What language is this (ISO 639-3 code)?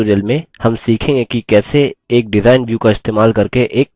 hin